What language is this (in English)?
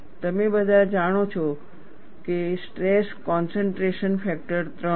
Gujarati